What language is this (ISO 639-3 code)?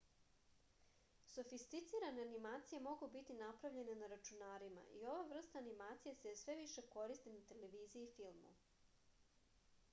srp